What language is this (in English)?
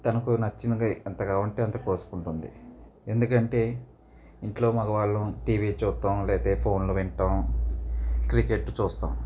Telugu